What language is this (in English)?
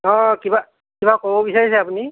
Assamese